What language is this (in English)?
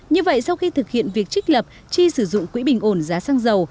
Vietnamese